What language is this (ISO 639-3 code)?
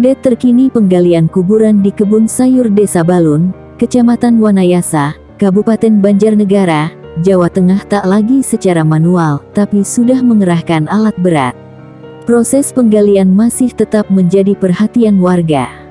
ind